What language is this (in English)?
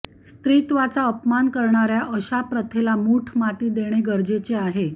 Marathi